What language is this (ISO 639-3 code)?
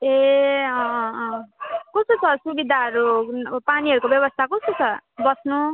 nep